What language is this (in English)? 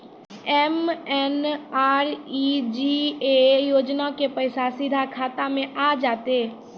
Maithili